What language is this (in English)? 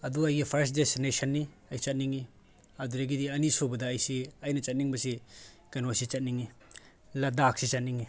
Manipuri